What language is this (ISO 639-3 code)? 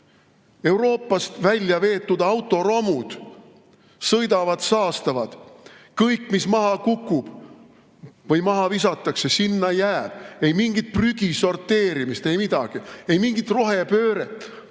est